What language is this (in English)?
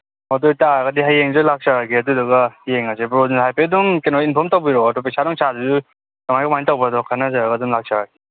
Manipuri